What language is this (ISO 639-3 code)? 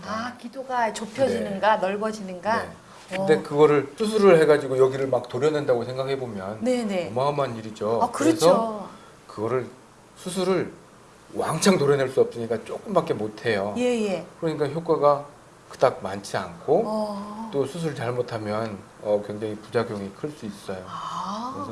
kor